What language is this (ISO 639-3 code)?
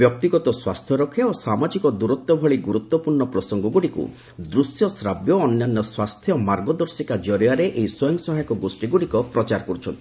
ori